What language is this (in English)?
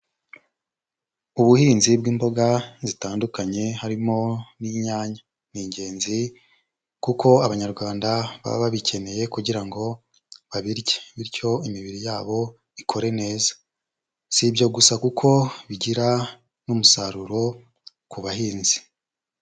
Kinyarwanda